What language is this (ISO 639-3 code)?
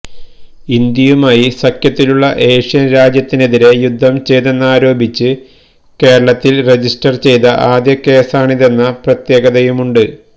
mal